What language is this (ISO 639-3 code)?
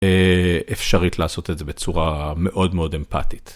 heb